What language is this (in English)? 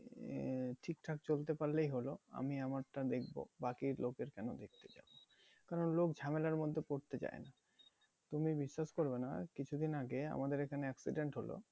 Bangla